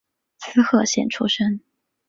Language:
Chinese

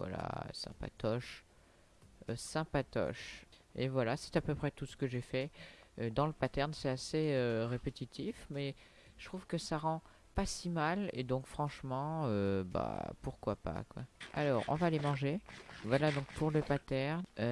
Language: French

